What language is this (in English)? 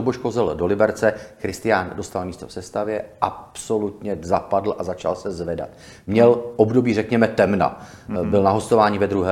Czech